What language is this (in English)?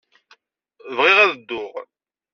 Kabyle